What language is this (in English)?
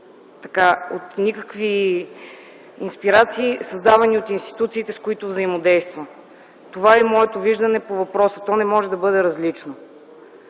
Bulgarian